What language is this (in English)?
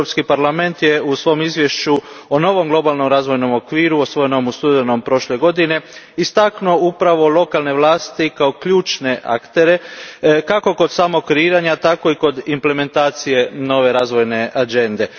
Croatian